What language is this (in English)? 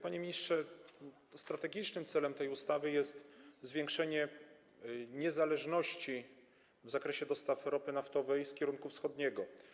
Polish